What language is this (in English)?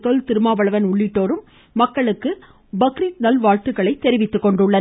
Tamil